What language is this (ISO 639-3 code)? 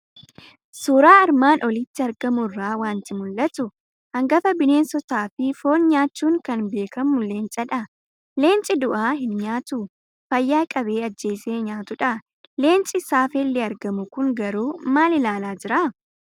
orm